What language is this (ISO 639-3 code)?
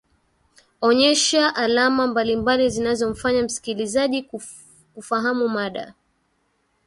swa